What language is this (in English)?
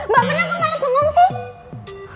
Indonesian